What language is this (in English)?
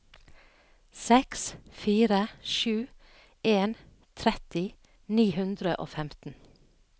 Norwegian